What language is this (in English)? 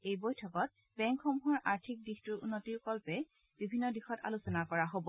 Assamese